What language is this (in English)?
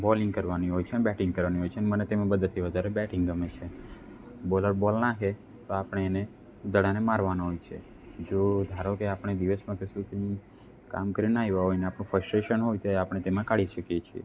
Gujarati